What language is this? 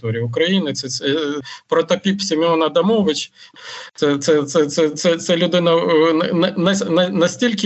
Ukrainian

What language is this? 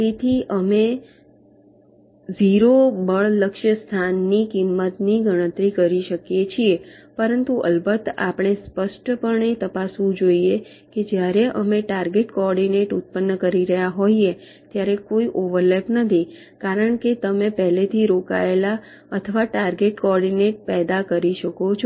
Gujarati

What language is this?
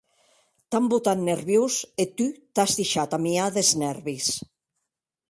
Occitan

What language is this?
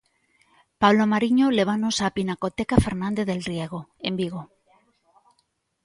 Galician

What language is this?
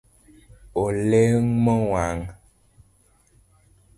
Luo (Kenya and Tanzania)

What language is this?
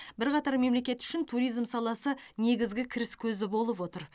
Kazakh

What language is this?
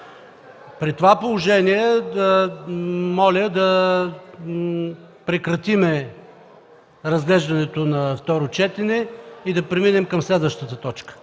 Bulgarian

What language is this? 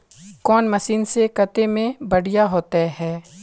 Magahi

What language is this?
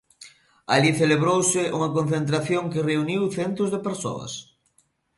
Galician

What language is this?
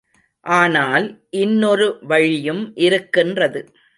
Tamil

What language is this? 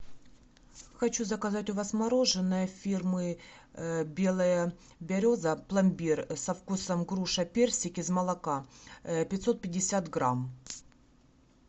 Russian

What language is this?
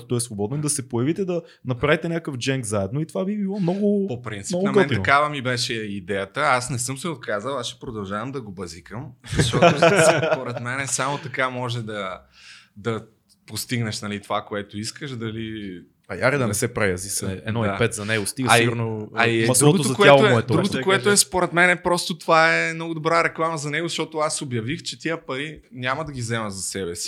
Bulgarian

